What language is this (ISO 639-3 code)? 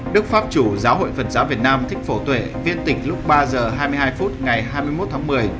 vie